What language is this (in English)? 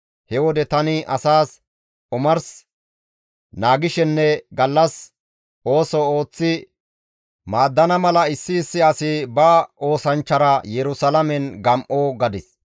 Gamo